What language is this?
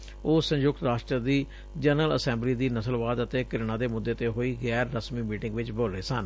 Punjabi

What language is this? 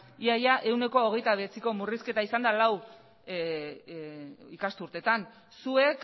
Basque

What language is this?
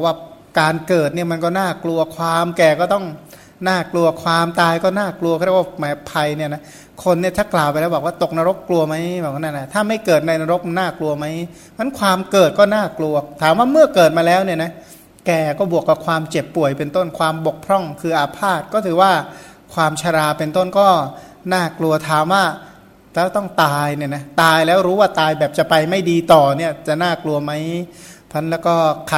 Thai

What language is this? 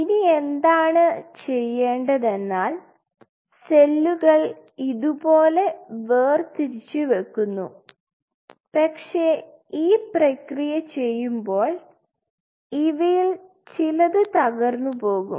Malayalam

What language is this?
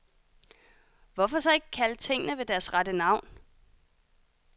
Danish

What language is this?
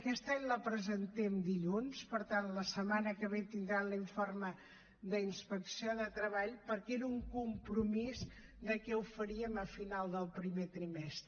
Catalan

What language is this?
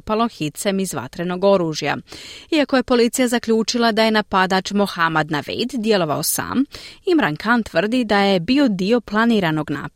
Croatian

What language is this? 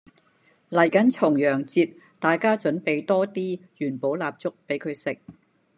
Cantonese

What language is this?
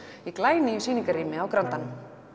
Icelandic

